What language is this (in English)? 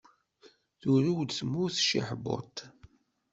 Kabyle